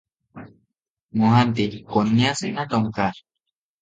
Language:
Odia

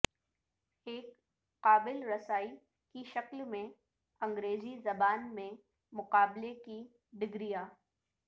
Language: Urdu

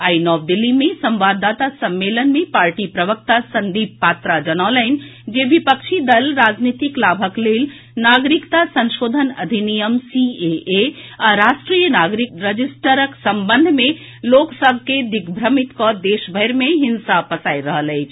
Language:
Maithili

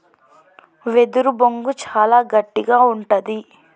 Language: Telugu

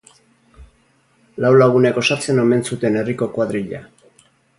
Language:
Basque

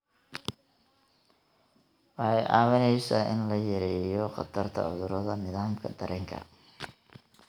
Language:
Somali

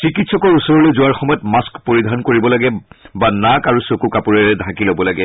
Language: Assamese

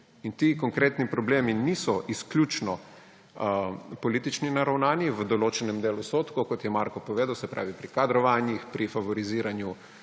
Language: Slovenian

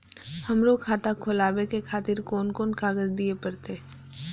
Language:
Maithili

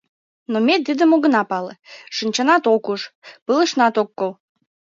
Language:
Mari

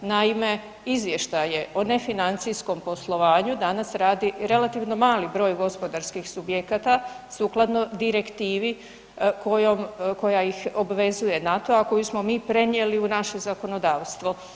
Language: Croatian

